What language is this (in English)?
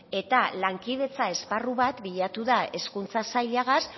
Basque